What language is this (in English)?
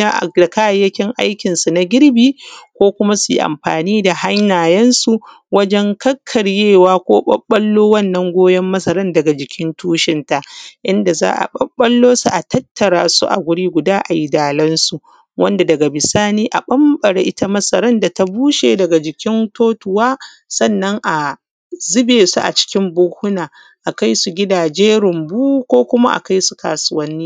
Hausa